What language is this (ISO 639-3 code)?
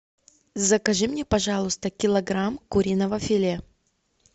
rus